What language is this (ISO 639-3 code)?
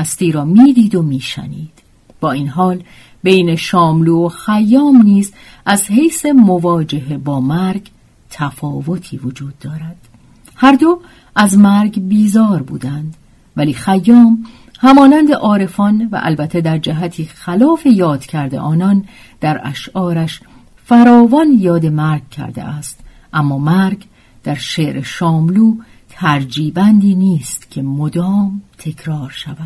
fas